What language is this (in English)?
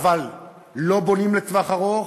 Hebrew